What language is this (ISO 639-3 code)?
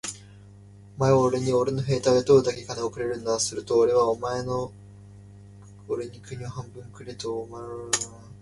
jpn